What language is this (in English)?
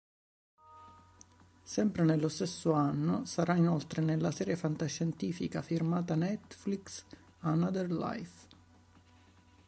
Italian